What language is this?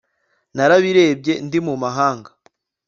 Kinyarwanda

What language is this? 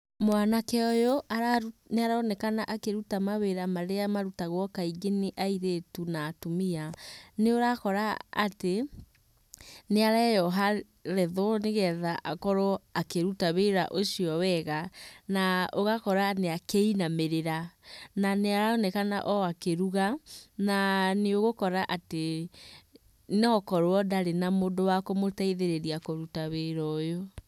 Kikuyu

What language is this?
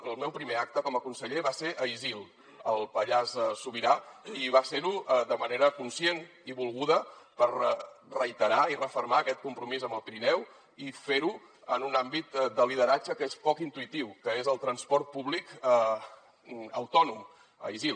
Catalan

